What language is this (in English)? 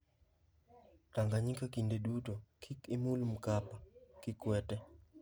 Luo (Kenya and Tanzania)